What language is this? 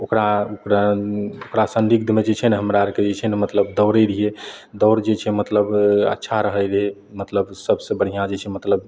Maithili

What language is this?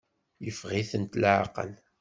Kabyle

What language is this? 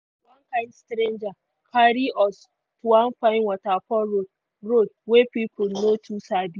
Nigerian Pidgin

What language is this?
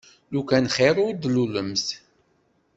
Kabyle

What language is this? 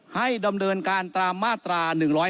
Thai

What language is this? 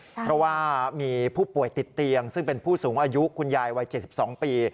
Thai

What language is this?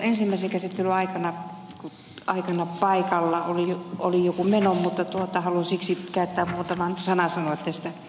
Finnish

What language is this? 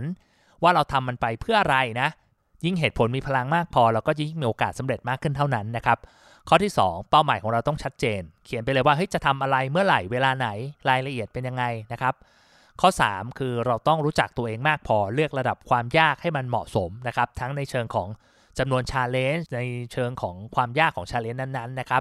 Thai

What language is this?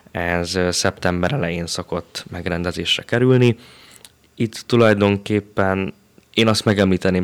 Hungarian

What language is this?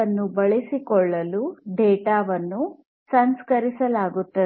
Kannada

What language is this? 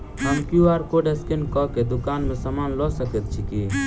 Maithili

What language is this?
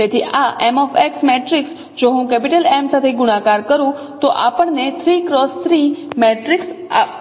Gujarati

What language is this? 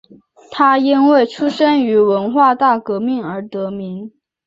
Chinese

